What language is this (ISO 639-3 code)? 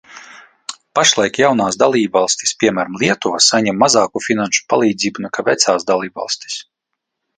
lav